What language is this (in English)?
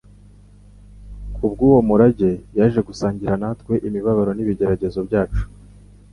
Kinyarwanda